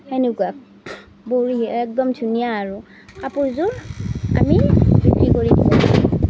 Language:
Assamese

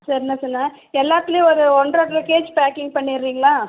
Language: Tamil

